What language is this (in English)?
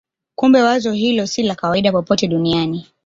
Swahili